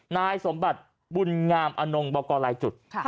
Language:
Thai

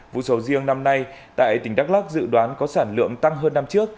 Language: Vietnamese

